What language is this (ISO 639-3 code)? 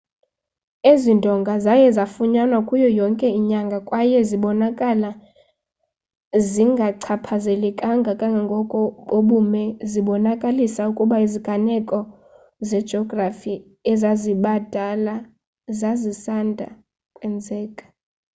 xho